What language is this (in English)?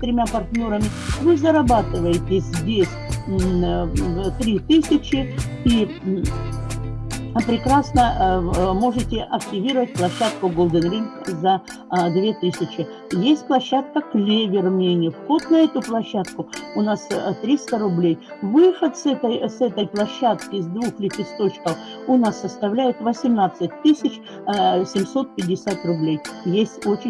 Russian